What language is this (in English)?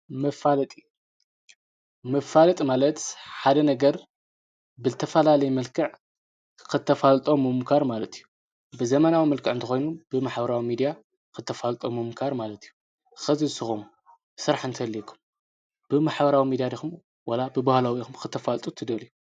Tigrinya